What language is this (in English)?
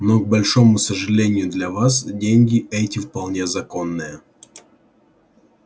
Russian